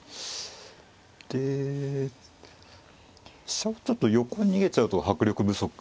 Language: Japanese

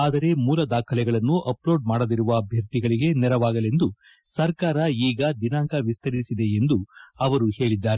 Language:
Kannada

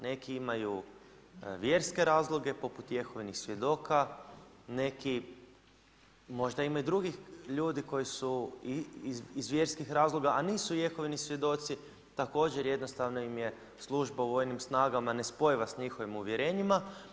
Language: Croatian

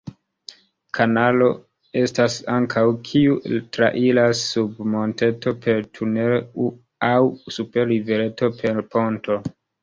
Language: Esperanto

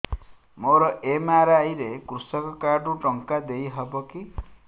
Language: Odia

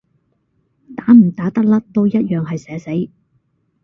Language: Cantonese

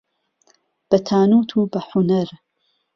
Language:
Central Kurdish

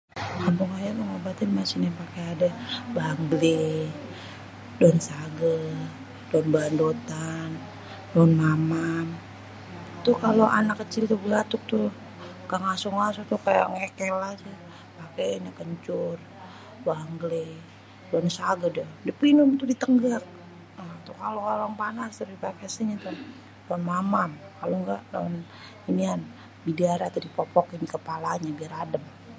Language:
Betawi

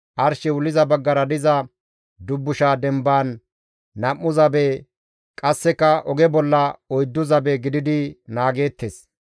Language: Gamo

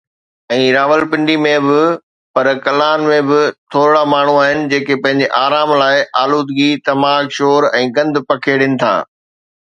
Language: Sindhi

